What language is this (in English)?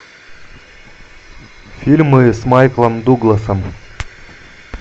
Russian